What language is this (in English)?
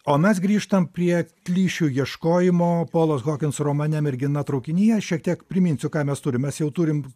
Lithuanian